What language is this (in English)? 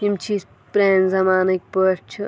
Kashmiri